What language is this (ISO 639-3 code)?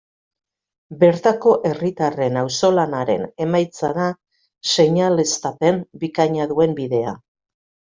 eus